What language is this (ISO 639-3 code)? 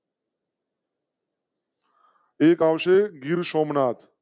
guj